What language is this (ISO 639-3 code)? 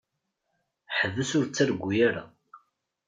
kab